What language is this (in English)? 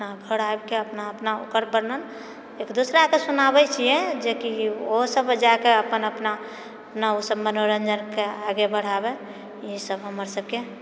Maithili